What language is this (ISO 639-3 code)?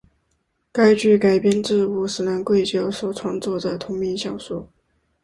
zho